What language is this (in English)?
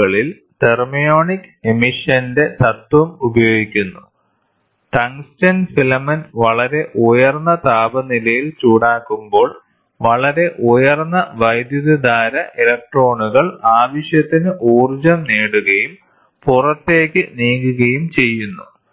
Malayalam